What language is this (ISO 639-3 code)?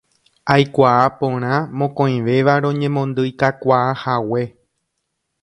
grn